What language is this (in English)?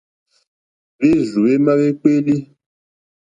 Mokpwe